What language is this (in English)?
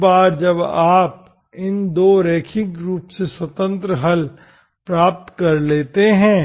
Hindi